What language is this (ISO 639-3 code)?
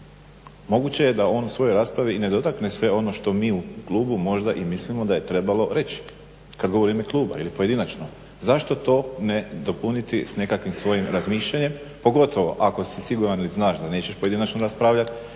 hrv